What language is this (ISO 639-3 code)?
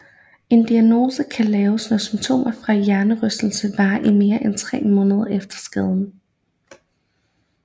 dan